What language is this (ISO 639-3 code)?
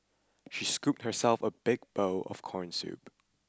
eng